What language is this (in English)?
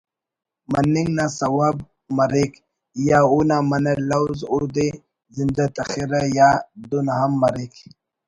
Brahui